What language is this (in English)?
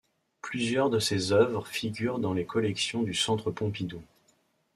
French